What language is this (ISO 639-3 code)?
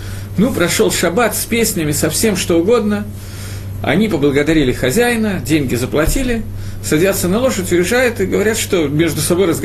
rus